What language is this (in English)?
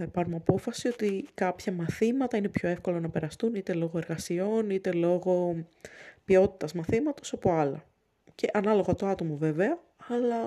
Greek